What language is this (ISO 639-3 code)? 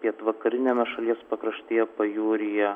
lit